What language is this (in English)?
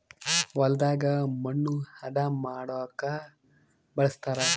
Kannada